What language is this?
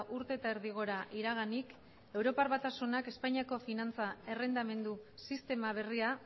Basque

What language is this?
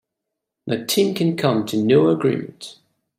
English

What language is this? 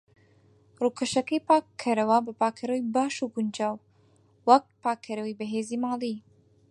Central Kurdish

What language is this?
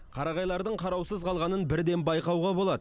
Kazakh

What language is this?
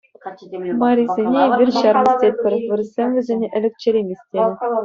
Chuvash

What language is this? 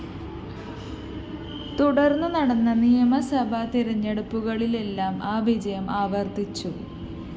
Malayalam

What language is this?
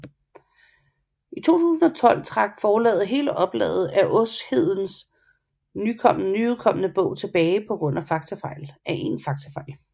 Danish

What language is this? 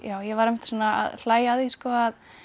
Icelandic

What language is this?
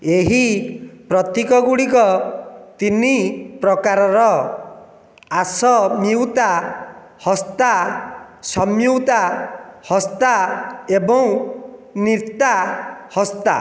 Odia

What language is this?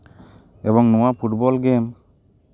Santali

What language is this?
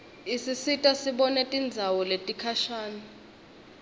Swati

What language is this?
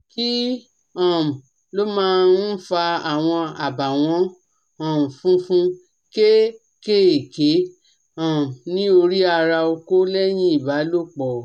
Yoruba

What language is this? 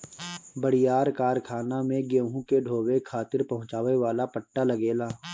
Bhojpuri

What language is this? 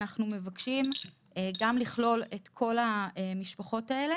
Hebrew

